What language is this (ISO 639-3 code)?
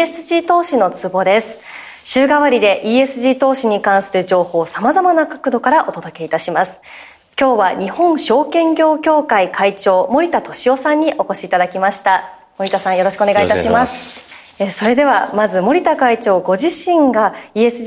jpn